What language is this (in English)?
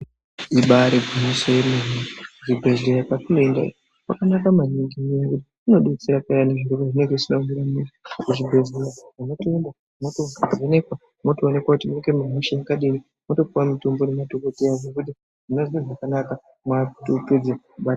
Ndau